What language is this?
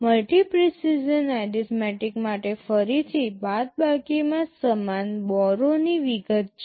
Gujarati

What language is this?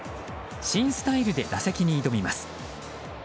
Japanese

